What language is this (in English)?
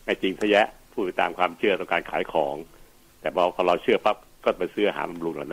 Thai